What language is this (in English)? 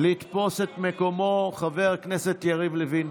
Hebrew